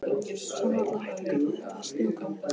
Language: Icelandic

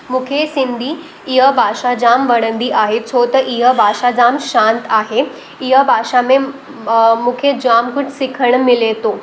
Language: Sindhi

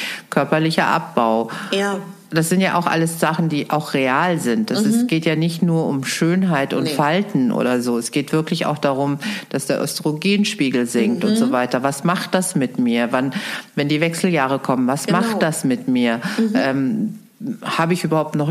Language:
German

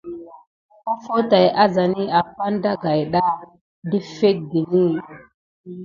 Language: Gidar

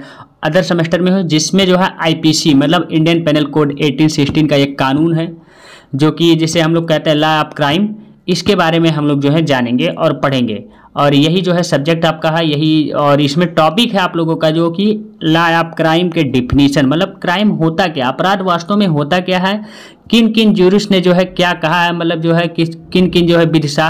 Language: Hindi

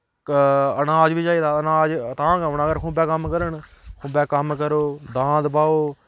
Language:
Dogri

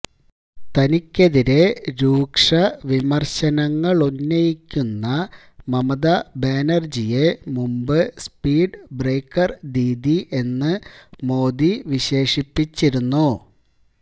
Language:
Malayalam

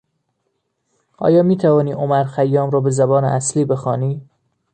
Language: Persian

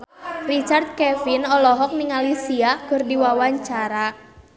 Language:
Sundanese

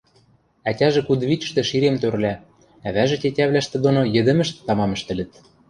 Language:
Western Mari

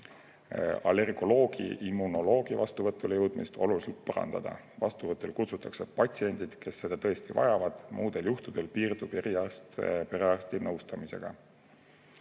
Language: Estonian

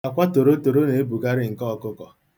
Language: Igbo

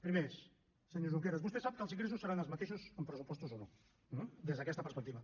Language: Catalan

